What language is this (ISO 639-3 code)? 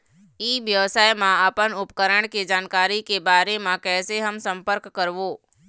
hne